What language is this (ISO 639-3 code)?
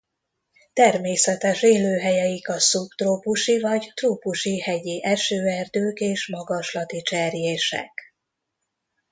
hun